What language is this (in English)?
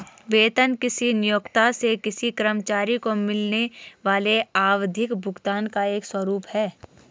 Hindi